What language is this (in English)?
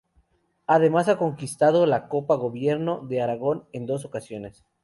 Spanish